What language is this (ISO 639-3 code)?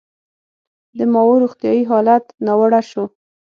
pus